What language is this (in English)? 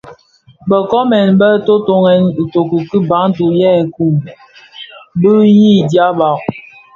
Bafia